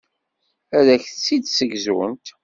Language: Kabyle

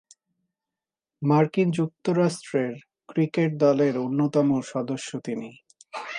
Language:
Bangla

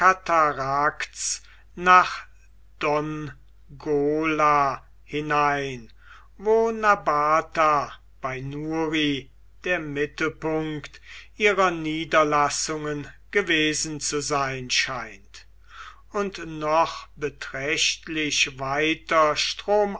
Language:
German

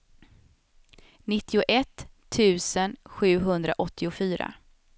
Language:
Swedish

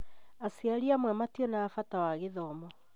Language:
Kikuyu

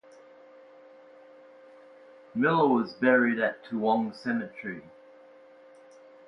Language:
English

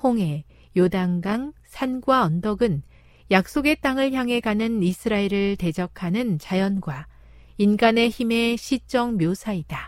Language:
Korean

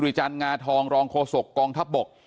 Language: Thai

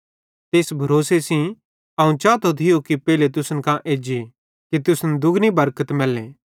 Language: Bhadrawahi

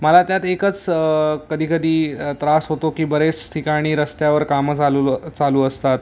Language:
Marathi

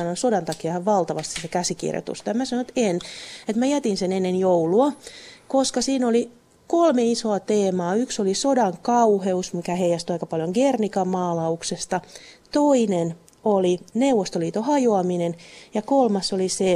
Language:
Finnish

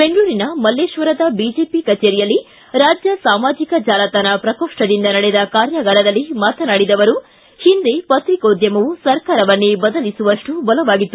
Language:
Kannada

